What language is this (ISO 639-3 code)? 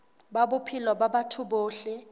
sot